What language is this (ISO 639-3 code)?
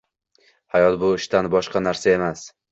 uzb